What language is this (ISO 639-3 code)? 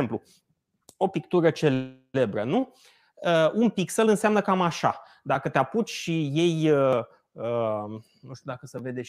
ron